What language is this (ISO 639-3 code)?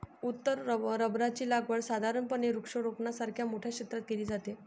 mar